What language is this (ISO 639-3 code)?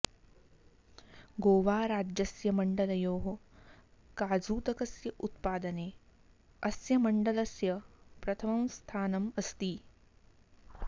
san